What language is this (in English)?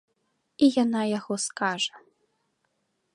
Belarusian